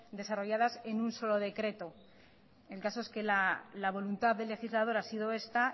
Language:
Spanish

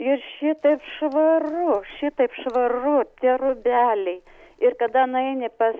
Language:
Lithuanian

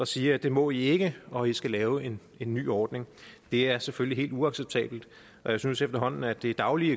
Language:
Danish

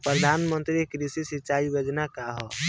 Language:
Bhojpuri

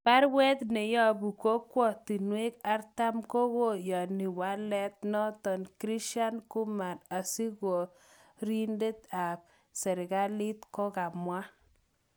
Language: Kalenjin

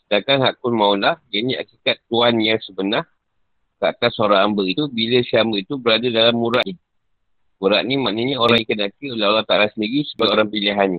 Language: Malay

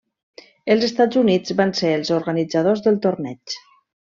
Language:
Catalan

